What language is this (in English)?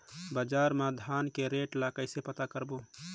Chhattisgarhi